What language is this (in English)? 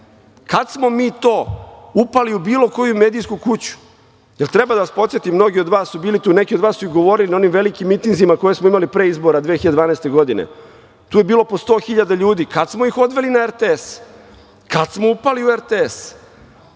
Serbian